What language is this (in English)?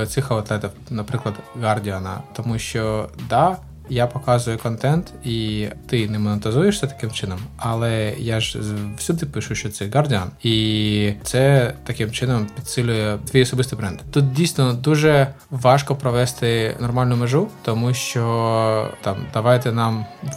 Ukrainian